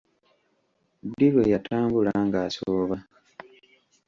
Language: Ganda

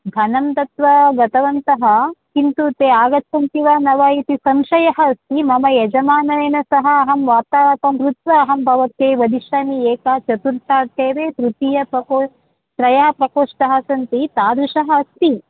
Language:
Sanskrit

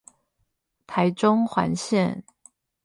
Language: Chinese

